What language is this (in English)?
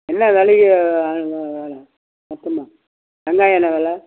Tamil